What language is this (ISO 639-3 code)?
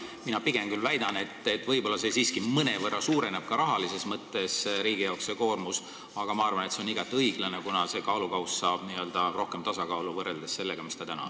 est